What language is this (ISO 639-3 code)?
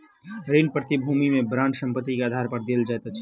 mai